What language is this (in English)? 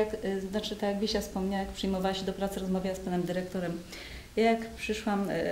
Polish